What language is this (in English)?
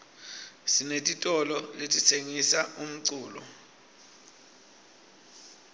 Swati